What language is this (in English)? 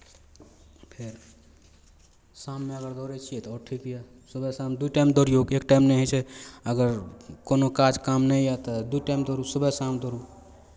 Maithili